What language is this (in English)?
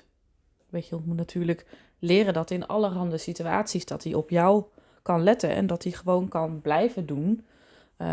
Dutch